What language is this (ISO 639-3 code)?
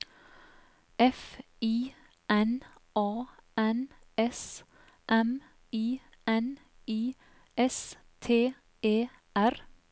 nor